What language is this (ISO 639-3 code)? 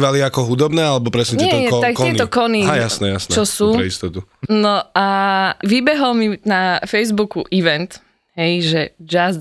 slk